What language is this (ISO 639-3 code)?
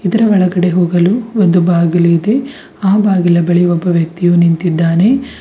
kan